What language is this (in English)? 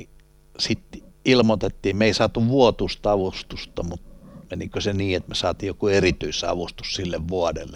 Finnish